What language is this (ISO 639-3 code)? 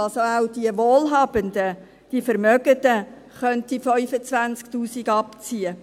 gsw